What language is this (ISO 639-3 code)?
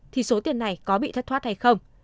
vie